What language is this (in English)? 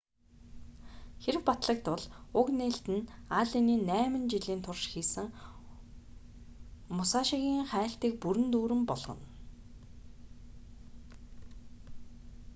Mongolian